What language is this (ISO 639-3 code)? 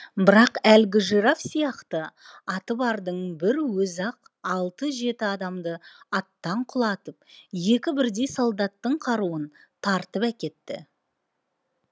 kaz